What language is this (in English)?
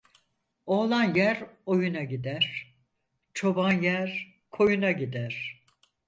Turkish